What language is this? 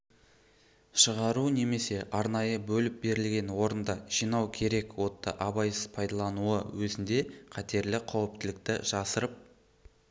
Kazakh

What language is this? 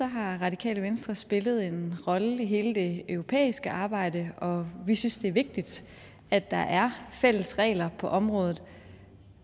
Danish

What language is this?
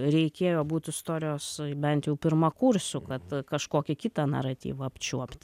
Lithuanian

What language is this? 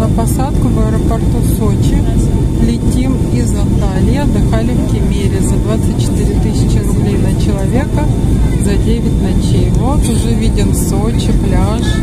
Russian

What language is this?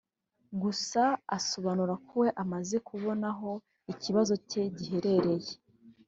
Kinyarwanda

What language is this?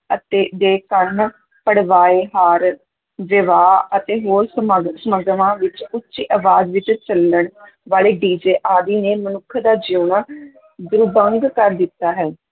Punjabi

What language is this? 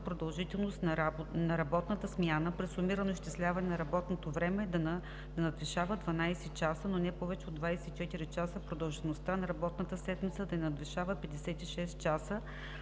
Bulgarian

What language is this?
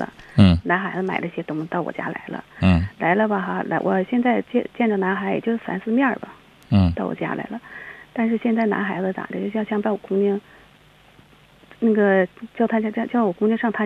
Chinese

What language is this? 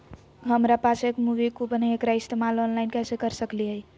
Magahi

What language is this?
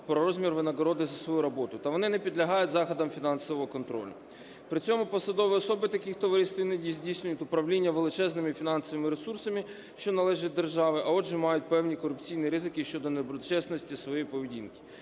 Ukrainian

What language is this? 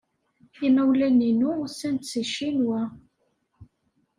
Kabyle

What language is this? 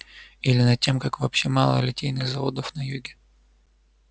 Russian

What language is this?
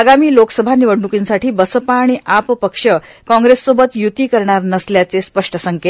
Marathi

